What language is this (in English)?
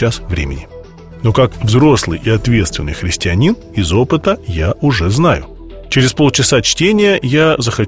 Russian